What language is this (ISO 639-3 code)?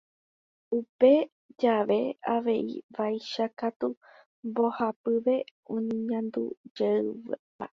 grn